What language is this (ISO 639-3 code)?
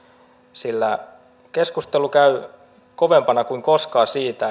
fin